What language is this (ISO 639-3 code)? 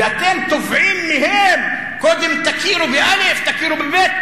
heb